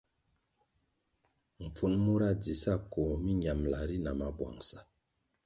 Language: Kwasio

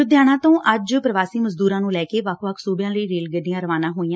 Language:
Punjabi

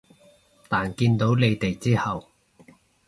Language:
Cantonese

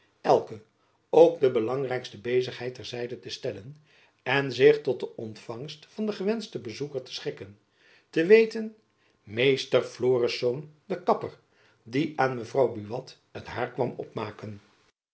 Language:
Dutch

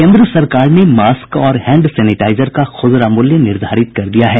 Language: Hindi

